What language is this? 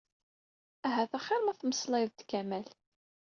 Kabyle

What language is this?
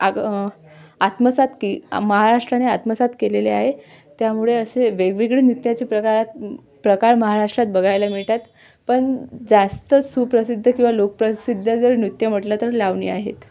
Marathi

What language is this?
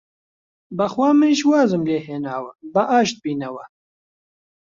Central Kurdish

